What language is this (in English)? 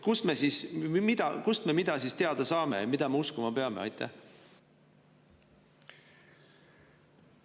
Estonian